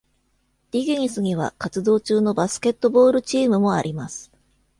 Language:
Japanese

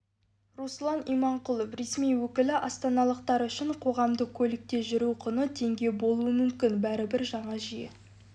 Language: Kazakh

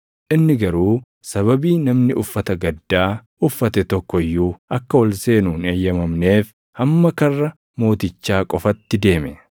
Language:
Oromo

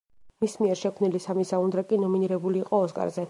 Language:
Georgian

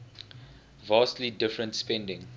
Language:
English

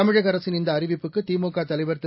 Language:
Tamil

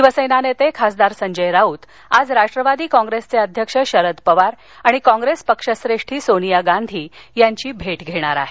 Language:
Marathi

